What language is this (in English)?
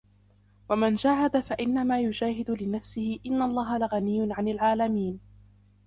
Arabic